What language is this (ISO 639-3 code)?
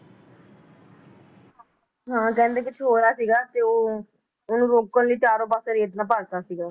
pan